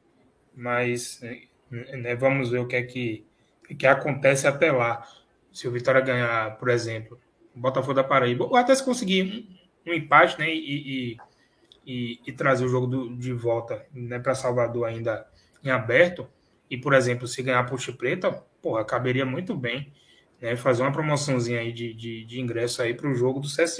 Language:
Portuguese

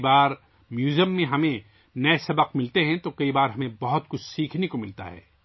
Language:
Urdu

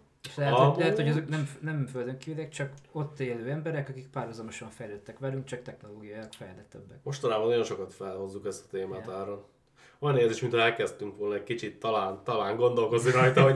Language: Hungarian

